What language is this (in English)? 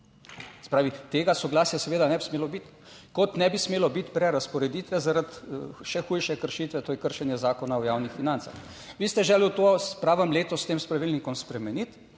Slovenian